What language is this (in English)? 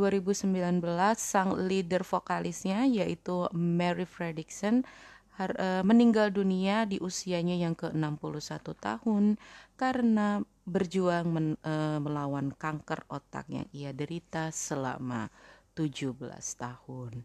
Indonesian